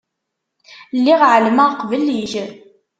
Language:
Kabyle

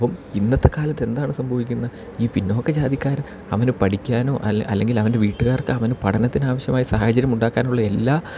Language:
Malayalam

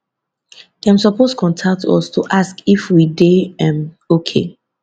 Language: Nigerian Pidgin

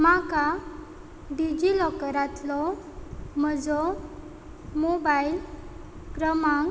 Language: Konkani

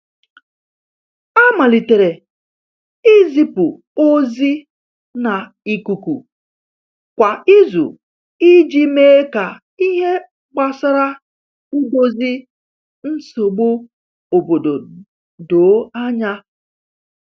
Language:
Igbo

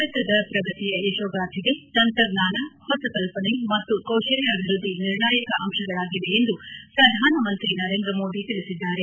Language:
Kannada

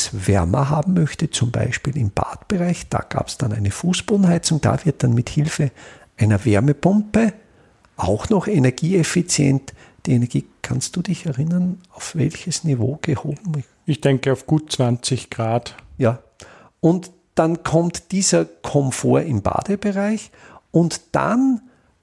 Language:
German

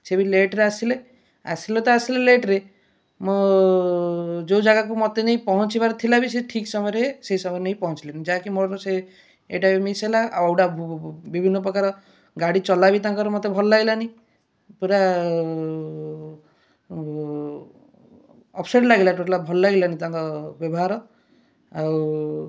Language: Odia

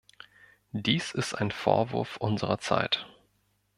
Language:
German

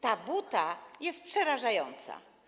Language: Polish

